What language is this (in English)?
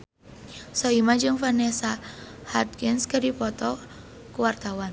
Sundanese